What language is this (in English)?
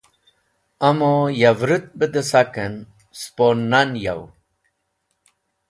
Wakhi